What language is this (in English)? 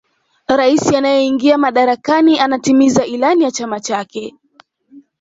Swahili